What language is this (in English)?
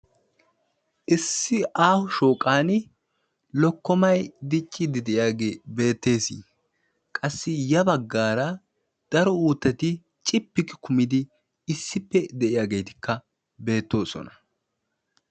Wolaytta